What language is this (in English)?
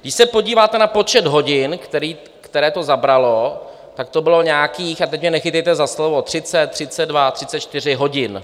Czech